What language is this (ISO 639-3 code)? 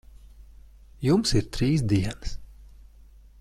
lav